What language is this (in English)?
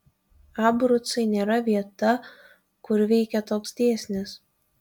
Lithuanian